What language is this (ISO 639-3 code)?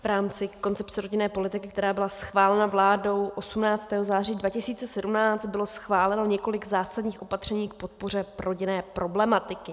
ces